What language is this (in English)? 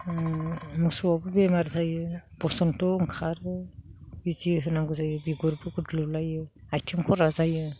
Bodo